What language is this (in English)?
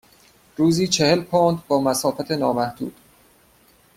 Persian